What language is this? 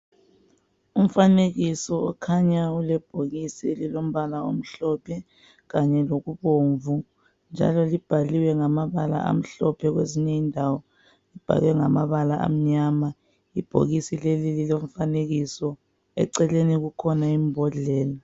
North Ndebele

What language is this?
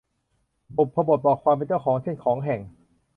Thai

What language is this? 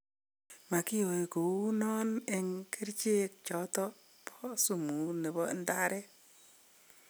Kalenjin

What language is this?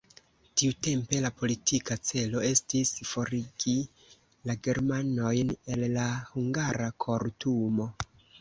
Esperanto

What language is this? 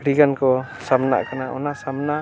Santali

